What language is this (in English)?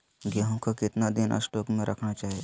Magahi